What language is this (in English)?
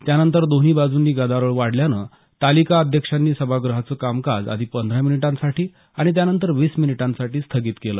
Marathi